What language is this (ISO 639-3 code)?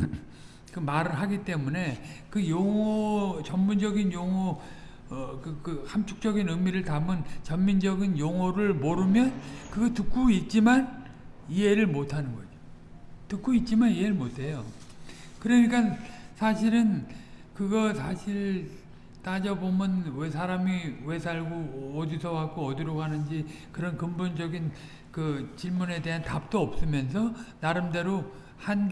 kor